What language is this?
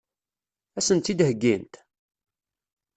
Kabyle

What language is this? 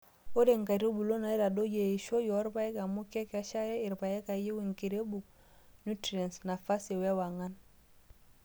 Masai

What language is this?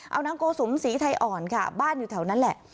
Thai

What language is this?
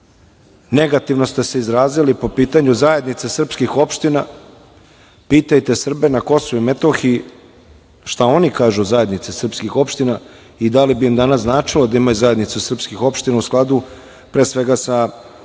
Serbian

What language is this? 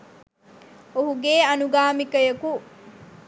Sinhala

